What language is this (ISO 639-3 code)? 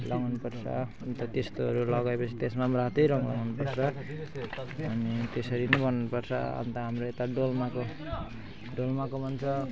nep